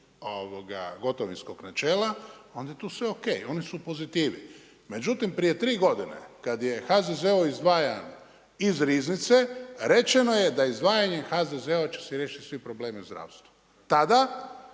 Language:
Croatian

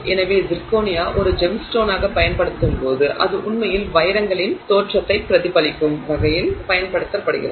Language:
Tamil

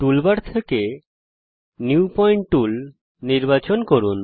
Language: Bangla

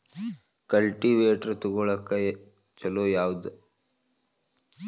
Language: Kannada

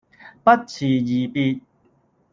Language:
Cantonese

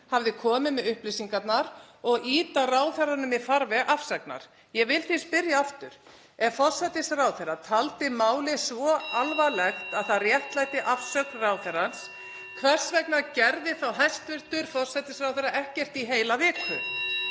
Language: Icelandic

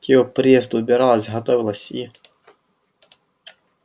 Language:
Russian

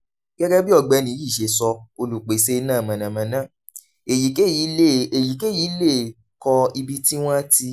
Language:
Yoruba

